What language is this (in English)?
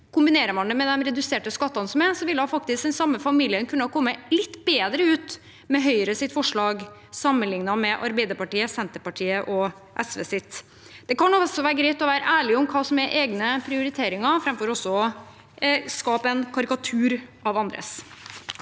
Norwegian